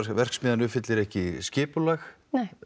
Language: Icelandic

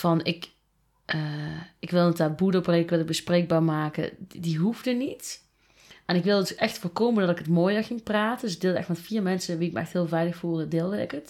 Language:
Dutch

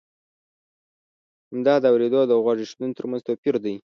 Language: Pashto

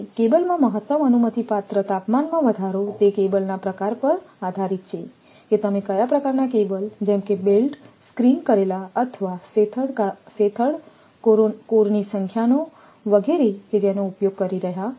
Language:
Gujarati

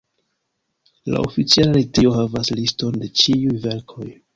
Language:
Esperanto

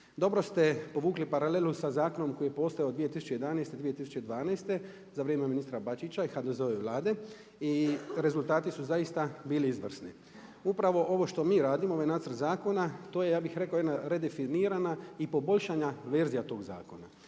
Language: Croatian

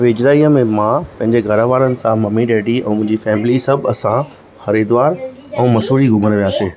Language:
Sindhi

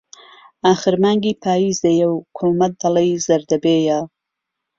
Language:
Central Kurdish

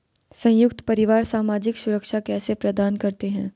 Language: Hindi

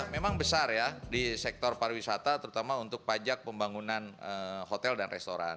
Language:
Indonesian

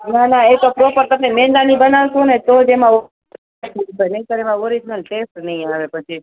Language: Gujarati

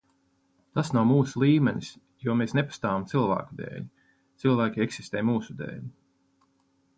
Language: Latvian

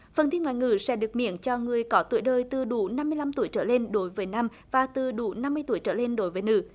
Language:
Vietnamese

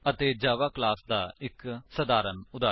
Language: Punjabi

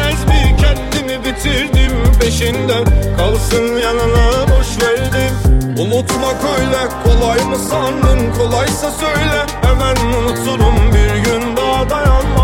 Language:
Turkish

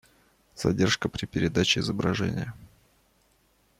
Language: Russian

